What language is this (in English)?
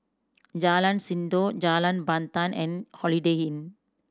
English